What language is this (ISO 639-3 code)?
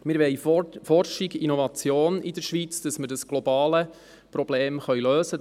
gsw